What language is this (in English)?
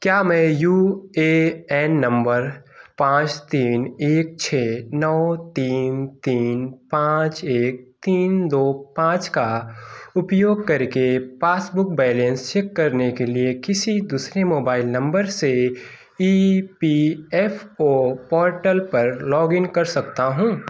Hindi